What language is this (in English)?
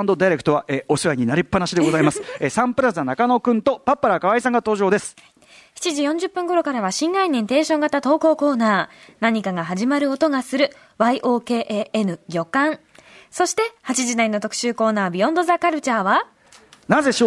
Japanese